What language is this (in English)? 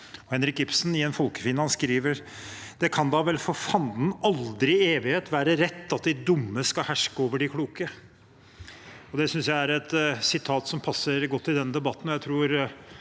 Norwegian